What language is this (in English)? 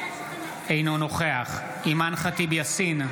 Hebrew